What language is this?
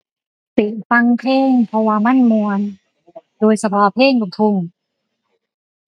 Thai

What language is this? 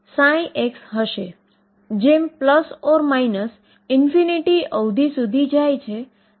Gujarati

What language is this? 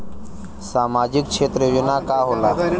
Bhojpuri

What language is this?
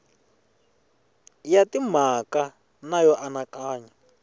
Tsonga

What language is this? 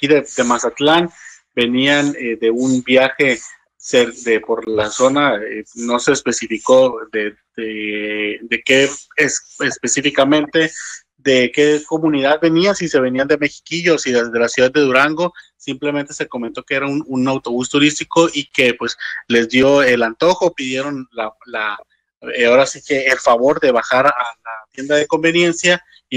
Spanish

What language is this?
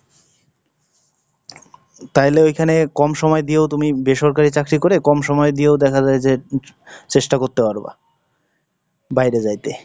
Bangla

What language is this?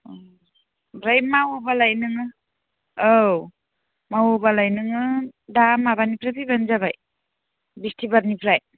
Bodo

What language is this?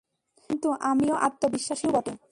Bangla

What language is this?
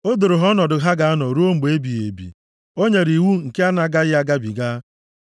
Igbo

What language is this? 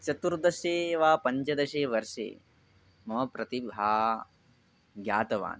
Sanskrit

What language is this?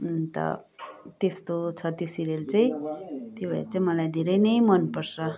Nepali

